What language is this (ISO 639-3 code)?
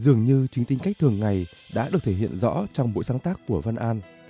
vie